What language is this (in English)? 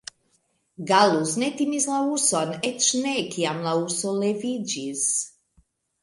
Esperanto